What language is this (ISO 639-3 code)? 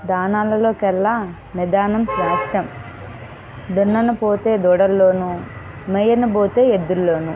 tel